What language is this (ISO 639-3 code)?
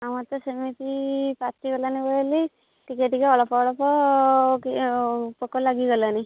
ori